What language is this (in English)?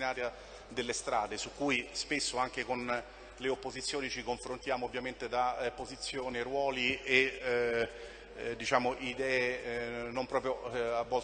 Italian